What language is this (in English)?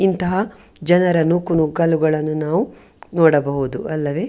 Kannada